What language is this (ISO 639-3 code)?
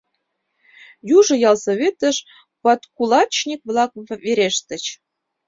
chm